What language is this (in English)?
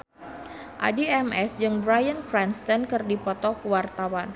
Sundanese